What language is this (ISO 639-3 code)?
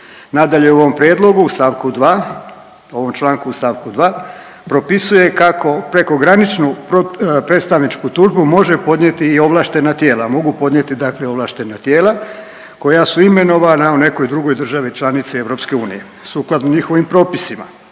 hrv